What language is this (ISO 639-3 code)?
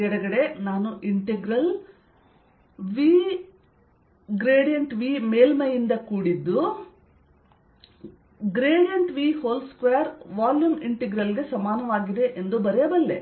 kan